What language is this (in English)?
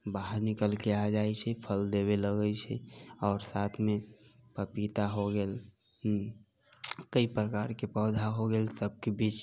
Maithili